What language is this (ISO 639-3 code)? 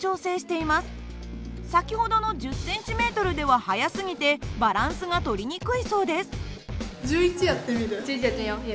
jpn